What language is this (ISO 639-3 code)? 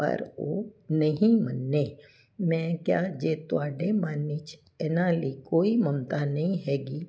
pan